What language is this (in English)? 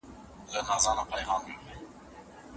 Pashto